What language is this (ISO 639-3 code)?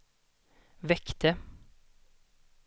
swe